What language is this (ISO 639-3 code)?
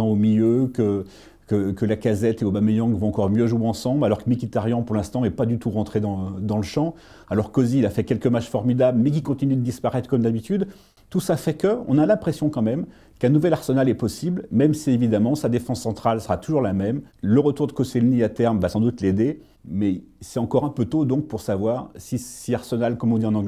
fra